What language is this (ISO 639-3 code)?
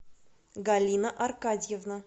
rus